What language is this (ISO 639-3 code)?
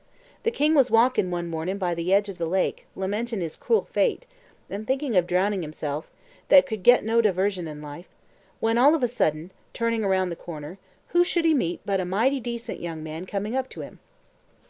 eng